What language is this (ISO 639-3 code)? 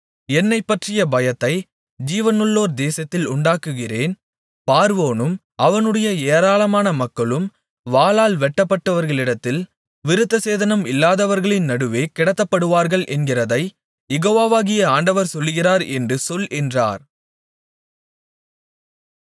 tam